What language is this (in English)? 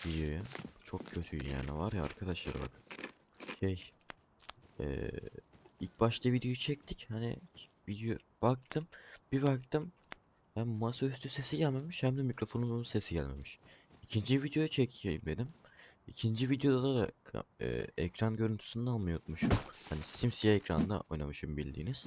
Turkish